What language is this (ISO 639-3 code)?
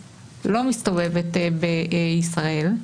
heb